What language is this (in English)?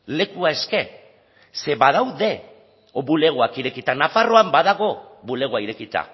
Basque